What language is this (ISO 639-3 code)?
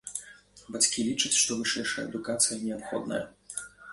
bel